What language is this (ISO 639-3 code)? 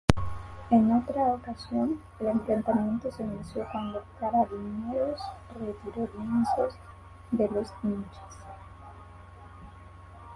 spa